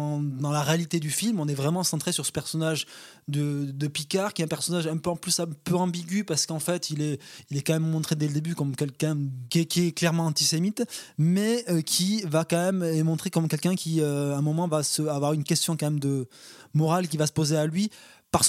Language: French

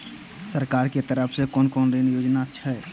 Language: Maithili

